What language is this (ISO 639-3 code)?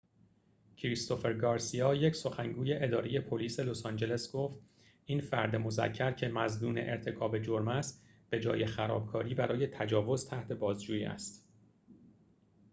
fas